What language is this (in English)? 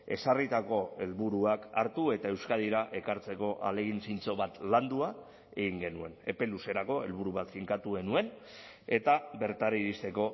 Basque